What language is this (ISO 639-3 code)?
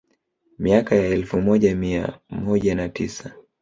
swa